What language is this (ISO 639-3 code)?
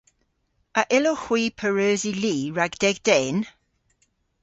cor